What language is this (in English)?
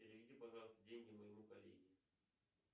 Russian